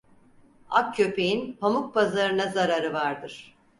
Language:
Turkish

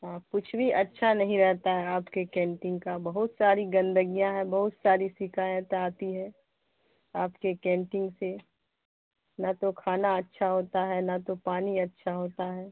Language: Urdu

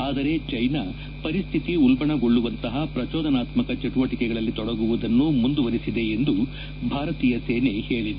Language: Kannada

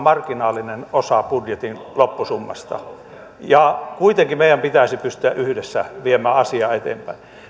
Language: Finnish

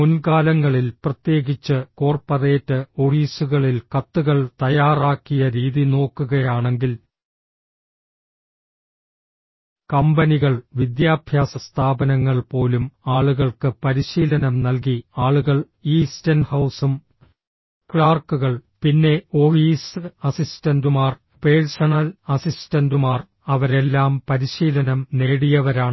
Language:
Malayalam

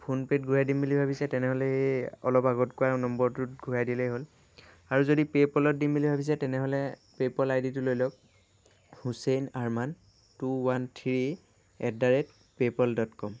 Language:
Assamese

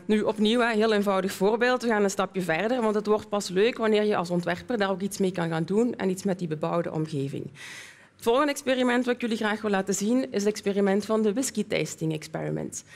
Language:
Dutch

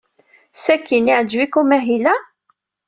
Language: Kabyle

